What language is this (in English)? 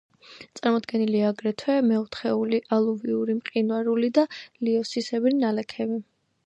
Georgian